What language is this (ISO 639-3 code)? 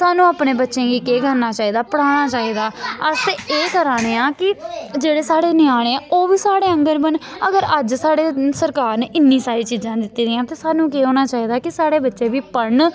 doi